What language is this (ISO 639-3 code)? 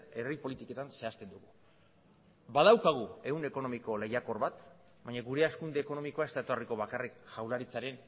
eus